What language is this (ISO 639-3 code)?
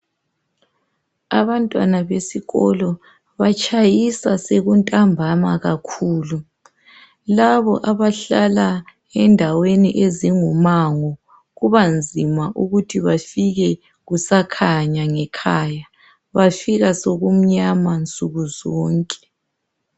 nde